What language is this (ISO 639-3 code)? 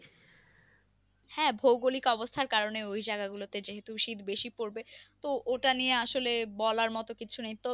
ben